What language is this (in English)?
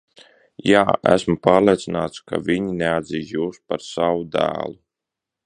Latvian